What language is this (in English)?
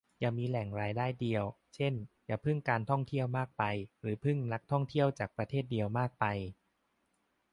Thai